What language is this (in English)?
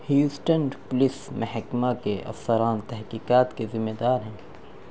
Urdu